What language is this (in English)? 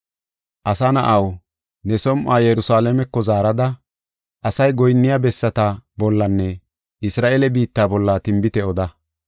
Gofa